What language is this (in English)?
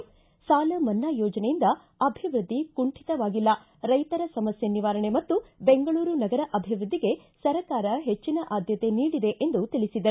Kannada